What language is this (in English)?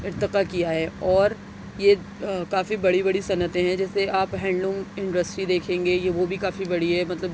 Urdu